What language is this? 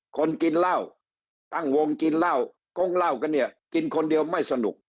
Thai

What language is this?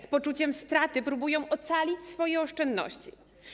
Polish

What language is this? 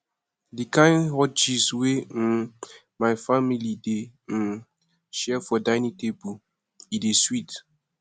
Nigerian Pidgin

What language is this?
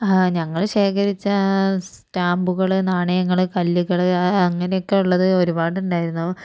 Malayalam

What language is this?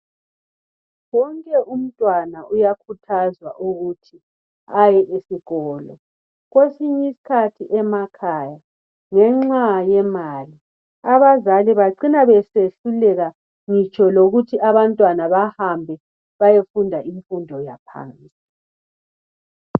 North Ndebele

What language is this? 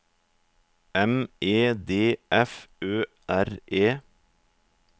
Norwegian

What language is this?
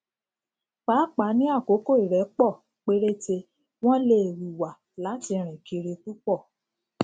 Yoruba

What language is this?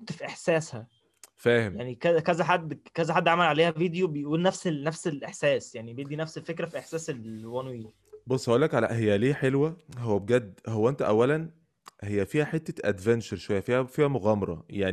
Arabic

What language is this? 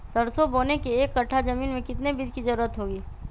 Magahi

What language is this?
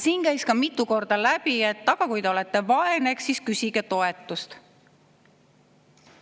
Estonian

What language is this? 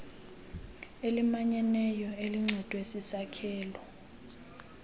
Xhosa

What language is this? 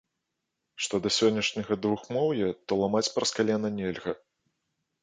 Belarusian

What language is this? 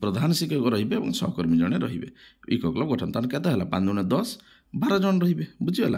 Bangla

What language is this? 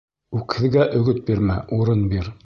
Bashkir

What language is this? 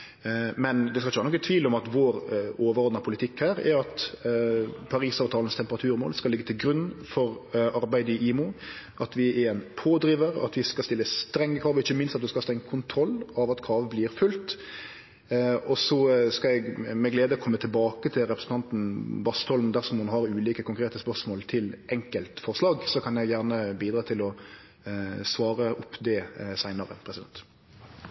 Norwegian Nynorsk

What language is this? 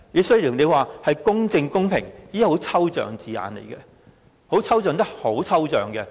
Cantonese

